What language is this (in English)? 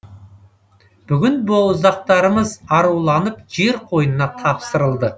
Kazakh